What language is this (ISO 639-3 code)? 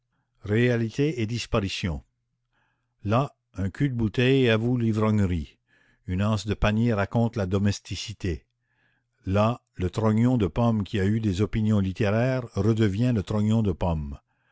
fra